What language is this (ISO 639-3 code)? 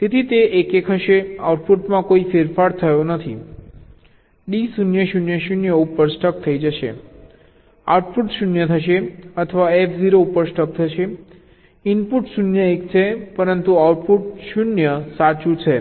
guj